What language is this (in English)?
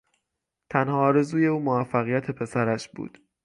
Persian